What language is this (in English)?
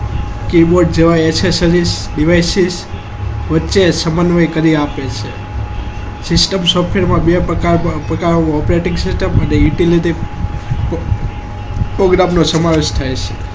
Gujarati